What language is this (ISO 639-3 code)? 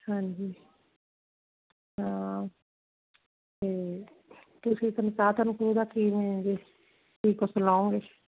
pan